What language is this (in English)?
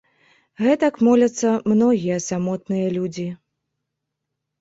Belarusian